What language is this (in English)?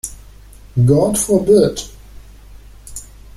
English